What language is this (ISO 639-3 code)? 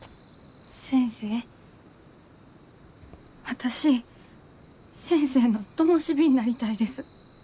jpn